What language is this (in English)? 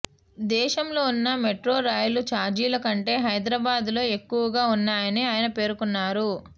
Telugu